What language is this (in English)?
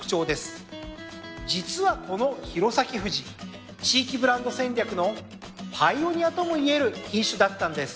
Japanese